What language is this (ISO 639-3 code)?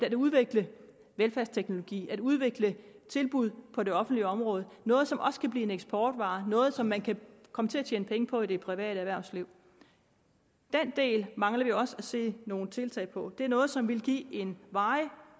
dan